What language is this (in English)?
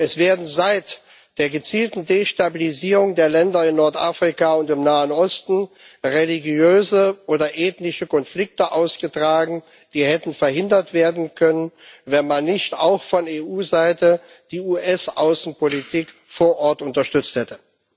German